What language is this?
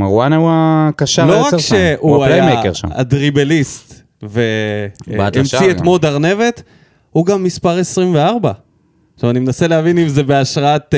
Hebrew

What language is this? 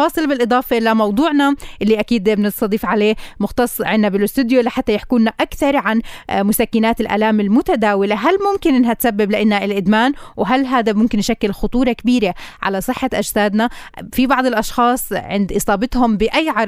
Arabic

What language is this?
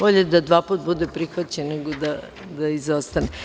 Serbian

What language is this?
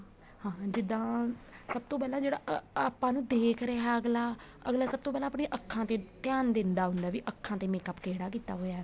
Punjabi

